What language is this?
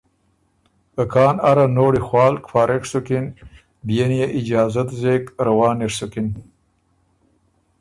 Ormuri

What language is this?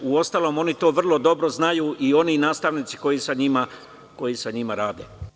Serbian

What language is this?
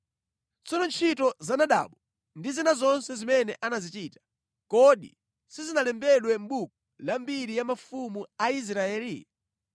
Nyanja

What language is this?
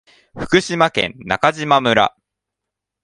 Japanese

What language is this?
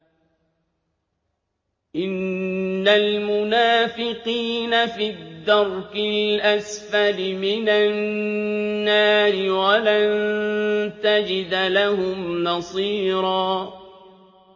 Arabic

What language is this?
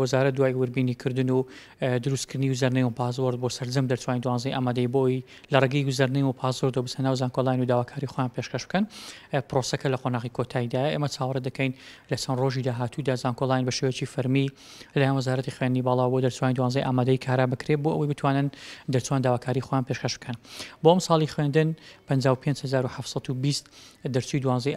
Arabic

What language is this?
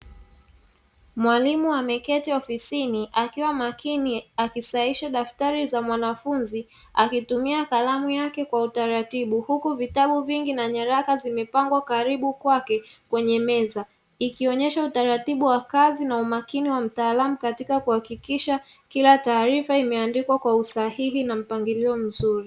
Swahili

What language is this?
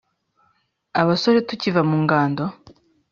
Kinyarwanda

